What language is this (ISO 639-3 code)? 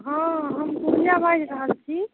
mai